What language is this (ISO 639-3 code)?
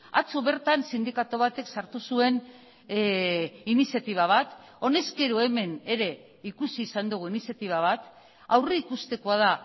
eus